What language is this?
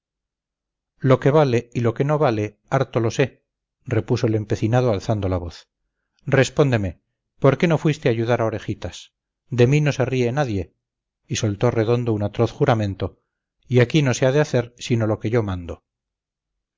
Spanish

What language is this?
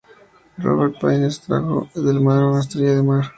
Spanish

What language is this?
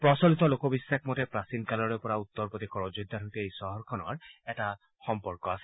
Assamese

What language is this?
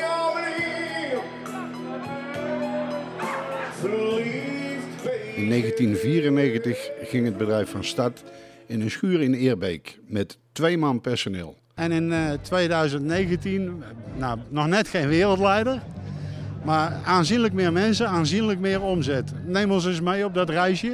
Dutch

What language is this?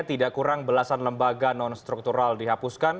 Indonesian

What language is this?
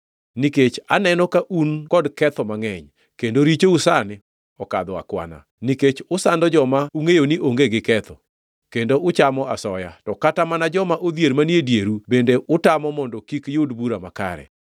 Luo (Kenya and Tanzania)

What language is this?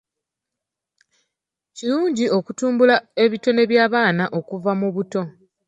Ganda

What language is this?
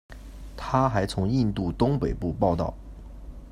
Chinese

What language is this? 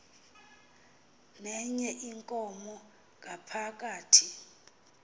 Xhosa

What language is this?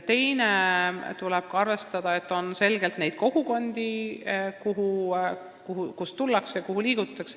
Estonian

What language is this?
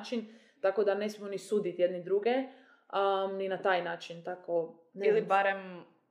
Croatian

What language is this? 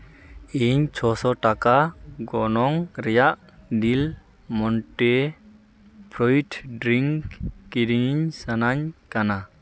Santali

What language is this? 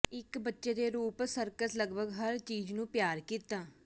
Punjabi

